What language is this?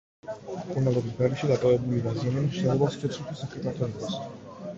Georgian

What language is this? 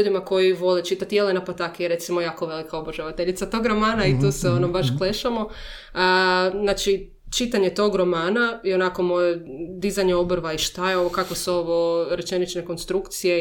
Croatian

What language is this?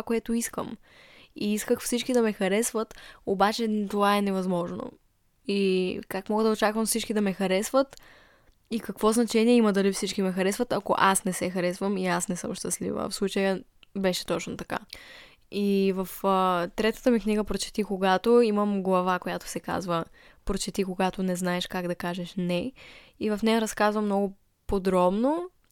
Bulgarian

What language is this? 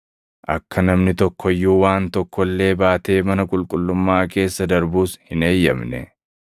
Oromo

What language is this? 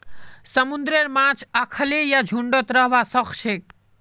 Magahi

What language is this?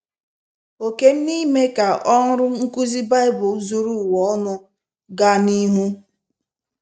Igbo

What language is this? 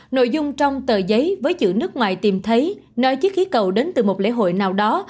Vietnamese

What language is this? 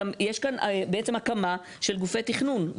Hebrew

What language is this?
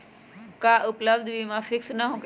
Magahi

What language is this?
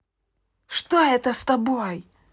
Russian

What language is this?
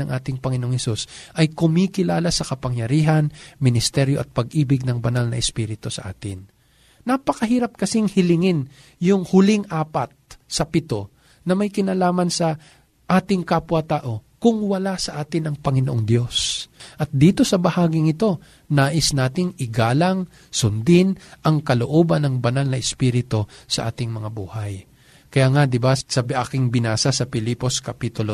Filipino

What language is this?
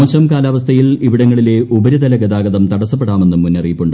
Malayalam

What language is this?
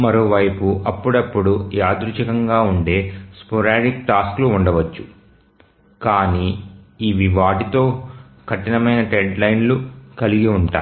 Telugu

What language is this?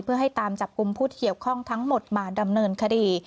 Thai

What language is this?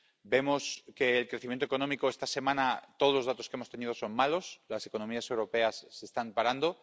Spanish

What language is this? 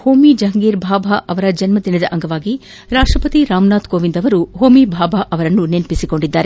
Kannada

